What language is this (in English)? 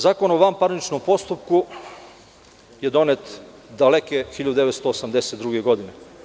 Serbian